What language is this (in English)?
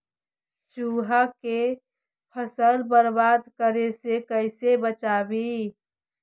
Magahi